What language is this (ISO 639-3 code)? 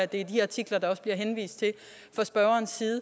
dan